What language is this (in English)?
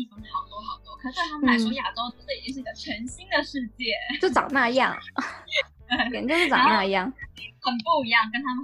Chinese